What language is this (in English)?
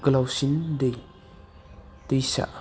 Bodo